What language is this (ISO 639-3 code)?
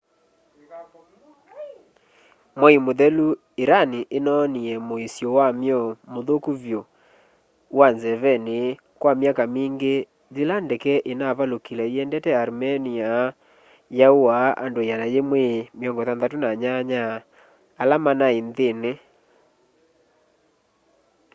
kam